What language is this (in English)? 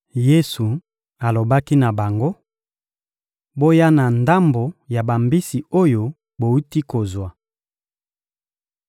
Lingala